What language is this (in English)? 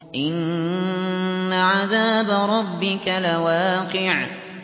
Arabic